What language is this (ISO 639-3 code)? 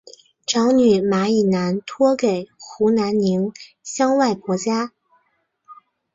zho